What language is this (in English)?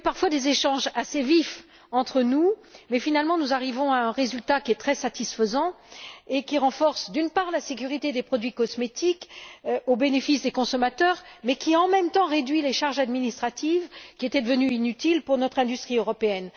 French